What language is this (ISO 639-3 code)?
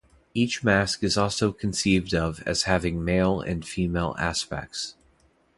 eng